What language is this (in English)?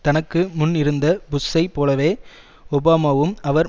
Tamil